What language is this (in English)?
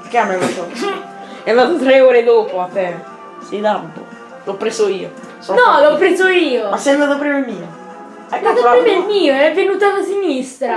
Italian